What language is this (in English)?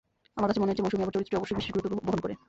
Bangla